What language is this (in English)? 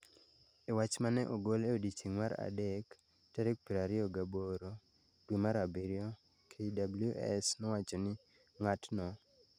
Luo (Kenya and Tanzania)